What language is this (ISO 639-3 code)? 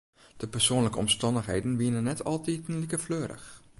fry